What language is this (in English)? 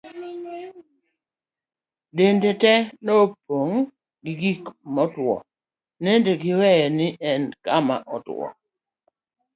Luo (Kenya and Tanzania)